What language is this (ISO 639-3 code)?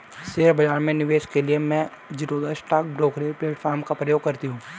hin